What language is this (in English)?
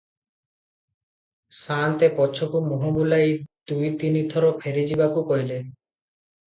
Odia